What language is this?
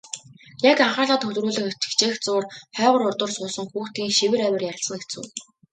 Mongolian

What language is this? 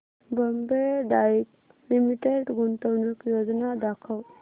Marathi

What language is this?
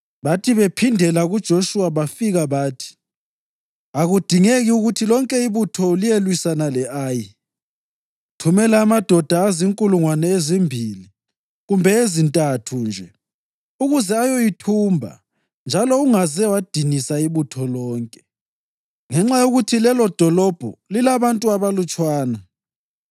North Ndebele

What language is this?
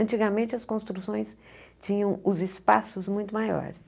Portuguese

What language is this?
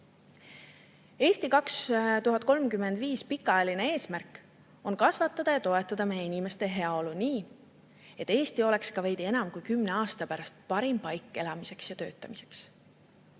Estonian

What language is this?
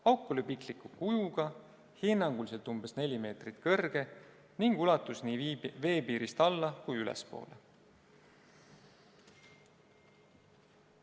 Estonian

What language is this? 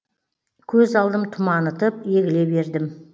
Kazakh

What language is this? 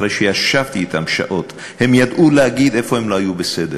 Hebrew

